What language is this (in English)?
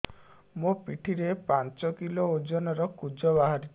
Odia